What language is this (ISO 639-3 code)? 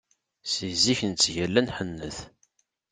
kab